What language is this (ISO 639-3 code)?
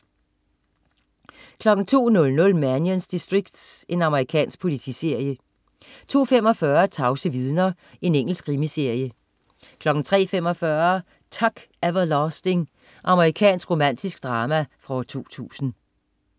dan